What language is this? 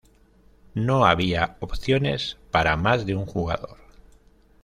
Spanish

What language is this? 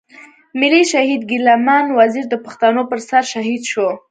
Pashto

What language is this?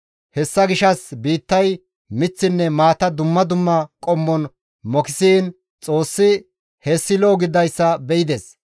Gamo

